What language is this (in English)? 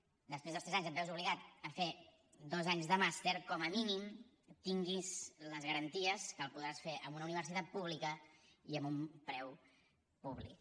Catalan